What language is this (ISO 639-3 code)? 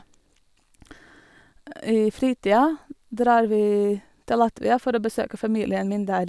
nor